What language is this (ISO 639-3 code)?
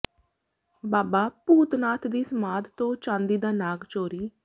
pan